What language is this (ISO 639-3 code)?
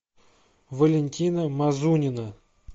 rus